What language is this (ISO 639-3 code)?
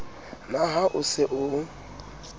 sot